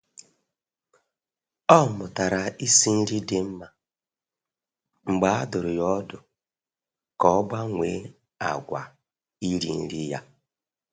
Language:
Igbo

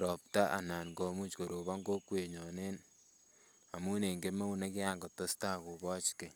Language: Kalenjin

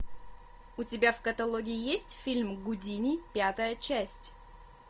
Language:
Russian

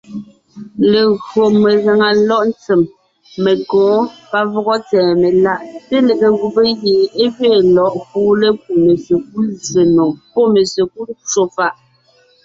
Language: Ngiemboon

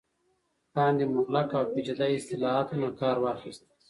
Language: Pashto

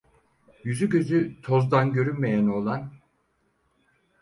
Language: Turkish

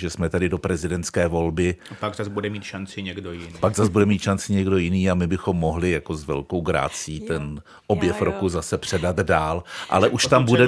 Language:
Czech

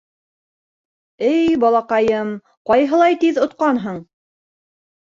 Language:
Bashkir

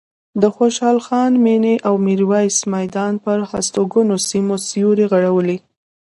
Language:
Pashto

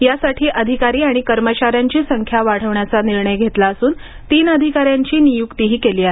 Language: Marathi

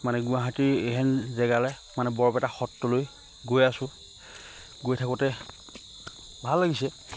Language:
Assamese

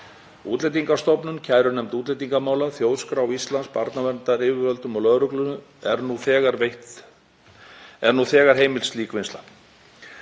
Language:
Icelandic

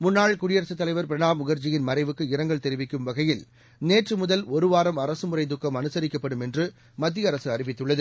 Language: Tamil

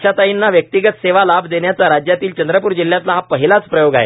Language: Marathi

